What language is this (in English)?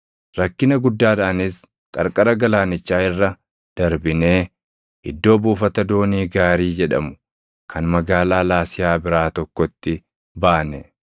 Oromo